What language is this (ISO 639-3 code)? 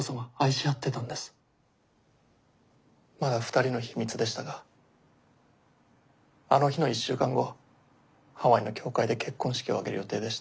jpn